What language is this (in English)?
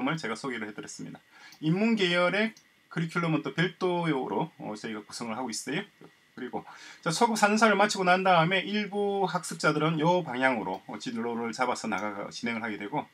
Korean